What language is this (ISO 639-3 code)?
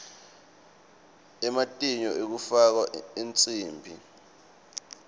ssw